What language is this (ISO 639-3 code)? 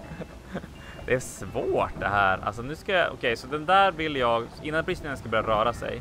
swe